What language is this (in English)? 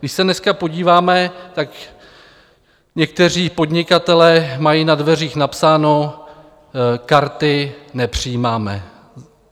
Czech